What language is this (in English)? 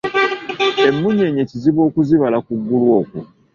Ganda